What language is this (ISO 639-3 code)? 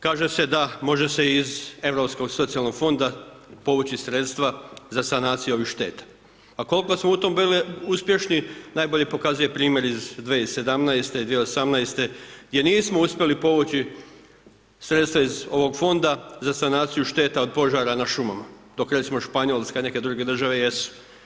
hrv